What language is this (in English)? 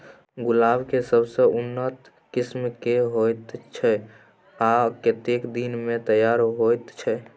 Maithili